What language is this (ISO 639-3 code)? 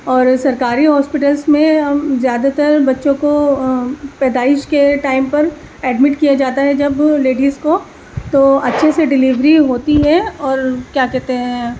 urd